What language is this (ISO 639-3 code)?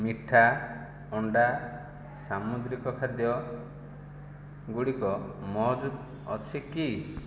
ori